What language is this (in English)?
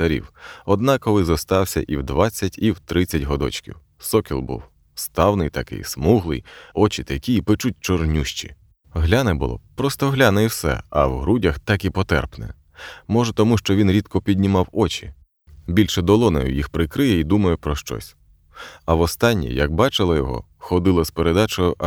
Ukrainian